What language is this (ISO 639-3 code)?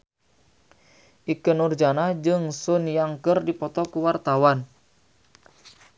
sun